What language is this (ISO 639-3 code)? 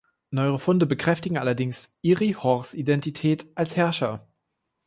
deu